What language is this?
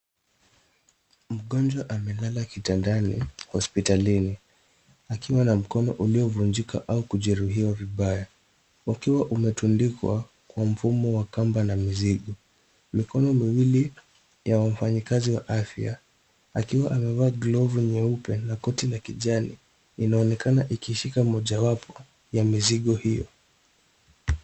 Swahili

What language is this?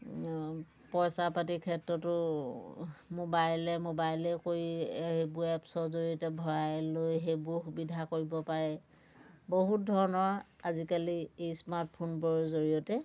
Assamese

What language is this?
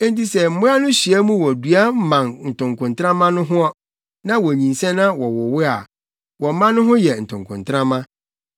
Akan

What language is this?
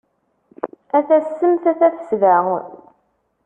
Kabyle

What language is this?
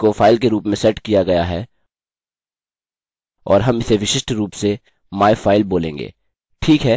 Hindi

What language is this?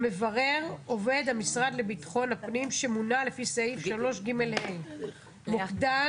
Hebrew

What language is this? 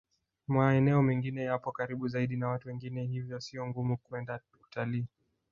Swahili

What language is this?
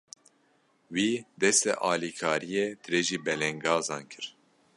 Kurdish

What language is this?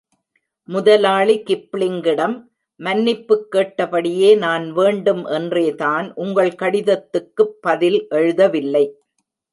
Tamil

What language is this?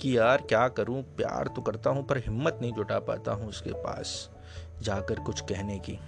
Hindi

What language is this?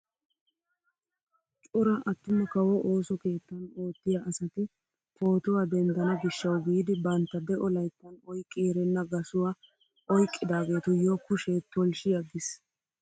Wolaytta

